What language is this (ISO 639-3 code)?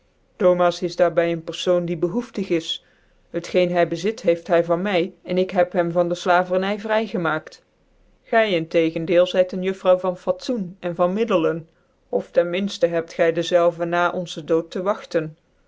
nld